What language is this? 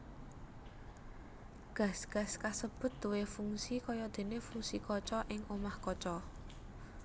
Javanese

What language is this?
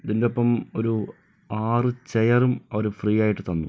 Malayalam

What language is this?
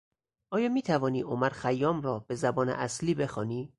Persian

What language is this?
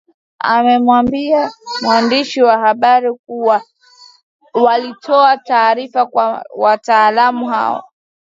Swahili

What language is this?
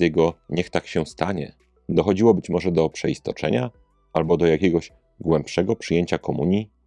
Polish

